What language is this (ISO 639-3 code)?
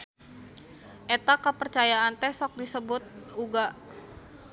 sun